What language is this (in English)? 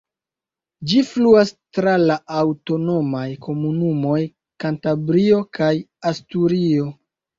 Esperanto